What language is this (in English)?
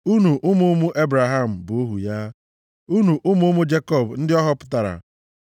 Igbo